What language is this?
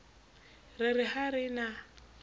Southern Sotho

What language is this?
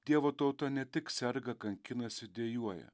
Lithuanian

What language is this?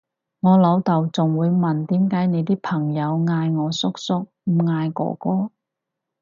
Cantonese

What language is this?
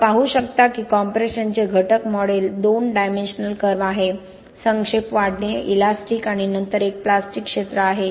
Marathi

